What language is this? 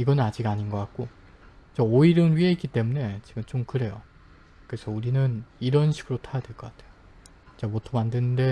Korean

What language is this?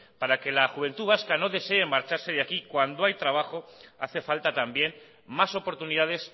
Spanish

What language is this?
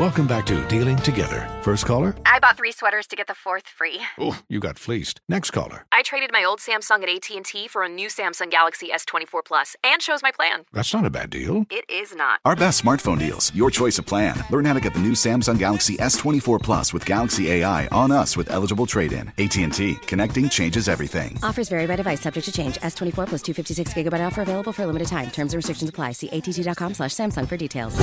English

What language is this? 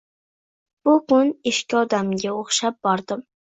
Uzbek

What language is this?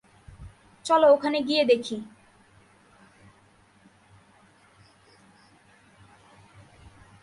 Bangla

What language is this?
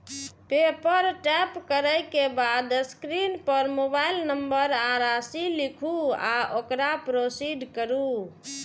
Maithili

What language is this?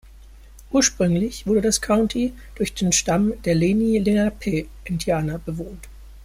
German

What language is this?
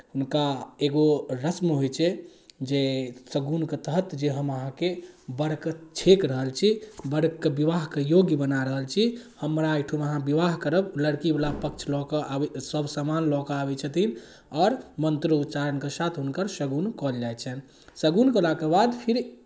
Maithili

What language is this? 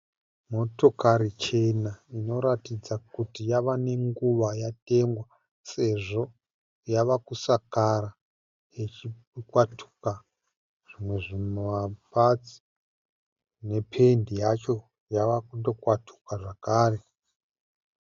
Shona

